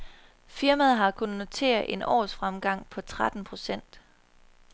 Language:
Danish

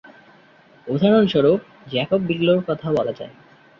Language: Bangla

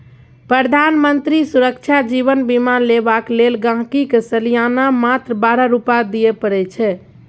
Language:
Maithili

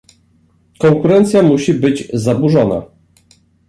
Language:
Polish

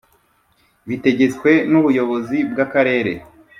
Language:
Kinyarwanda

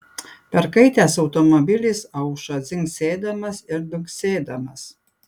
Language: Lithuanian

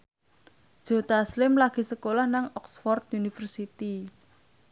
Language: Javanese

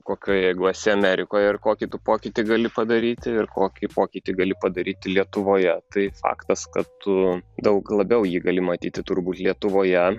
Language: Lithuanian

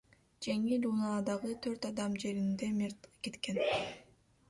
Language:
Kyrgyz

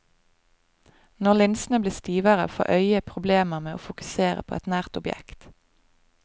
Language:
Norwegian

